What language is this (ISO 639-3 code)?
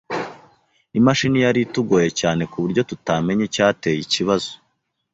kin